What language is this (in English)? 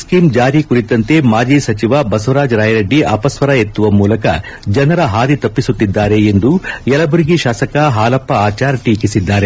Kannada